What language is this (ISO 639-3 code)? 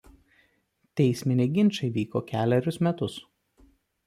lit